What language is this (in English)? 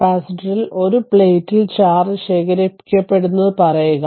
Malayalam